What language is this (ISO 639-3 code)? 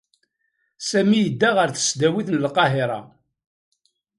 kab